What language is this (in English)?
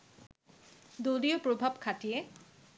Bangla